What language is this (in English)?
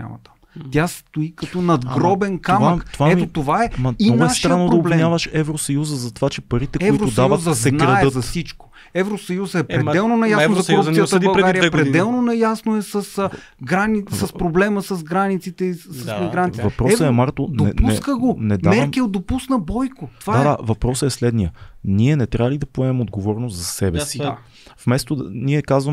Bulgarian